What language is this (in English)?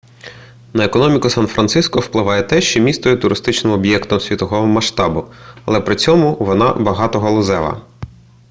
Ukrainian